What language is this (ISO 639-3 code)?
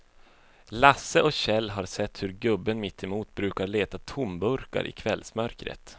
swe